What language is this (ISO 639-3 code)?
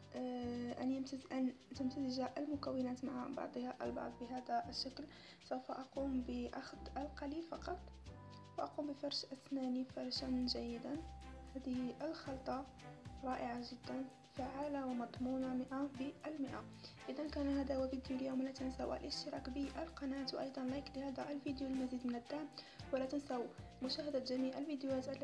ara